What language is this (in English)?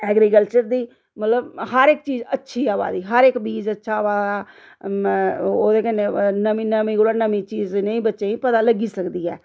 Dogri